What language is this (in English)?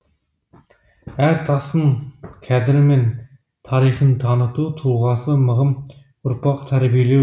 Kazakh